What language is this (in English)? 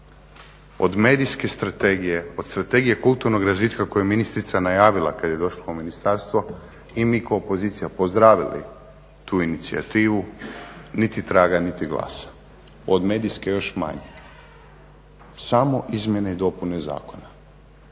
Croatian